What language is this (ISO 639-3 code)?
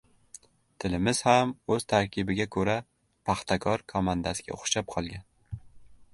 uzb